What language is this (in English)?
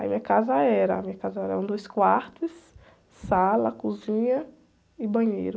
Portuguese